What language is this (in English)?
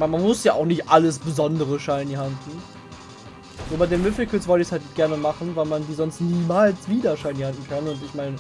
German